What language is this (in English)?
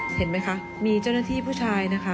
Thai